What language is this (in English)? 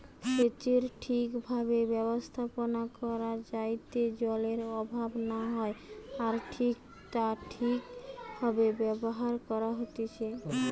Bangla